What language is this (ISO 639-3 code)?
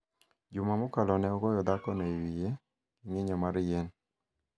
luo